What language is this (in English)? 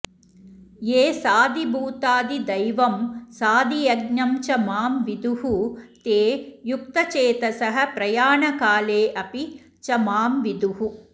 Sanskrit